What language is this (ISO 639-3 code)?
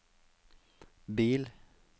nor